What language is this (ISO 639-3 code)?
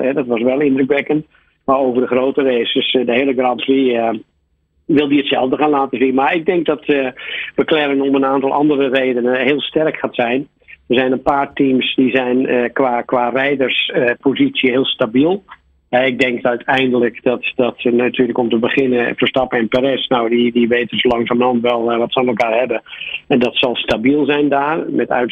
nld